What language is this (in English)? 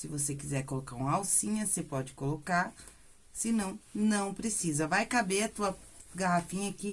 Portuguese